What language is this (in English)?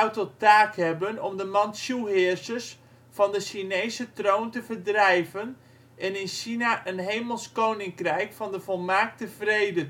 Dutch